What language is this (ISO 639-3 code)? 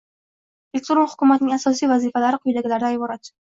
uzb